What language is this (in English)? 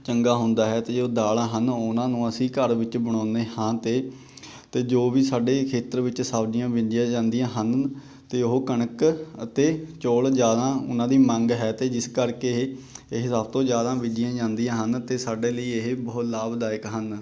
Punjabi